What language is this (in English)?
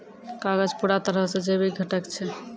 Maithili